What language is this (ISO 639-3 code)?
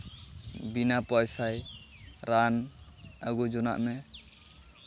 sat